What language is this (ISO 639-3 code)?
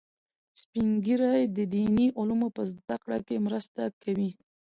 pus